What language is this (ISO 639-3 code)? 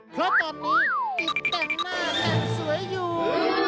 tha